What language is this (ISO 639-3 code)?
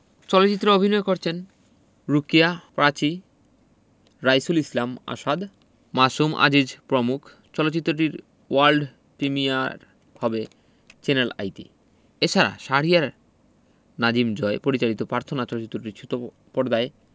ben